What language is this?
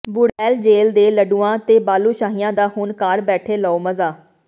Punjabi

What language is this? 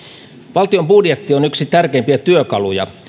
Finnish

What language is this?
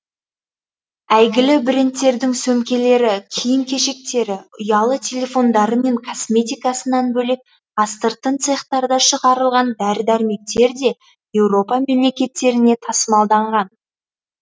Kazakh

